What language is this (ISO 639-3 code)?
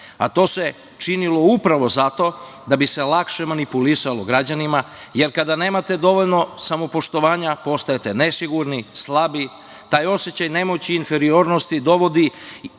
srp